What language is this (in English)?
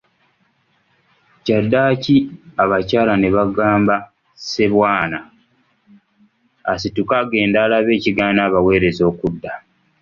Ganda